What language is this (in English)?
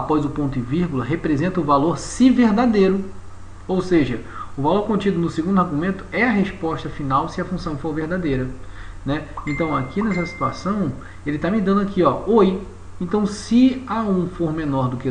Portuguese